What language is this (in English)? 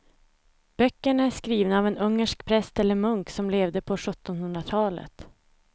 Swedish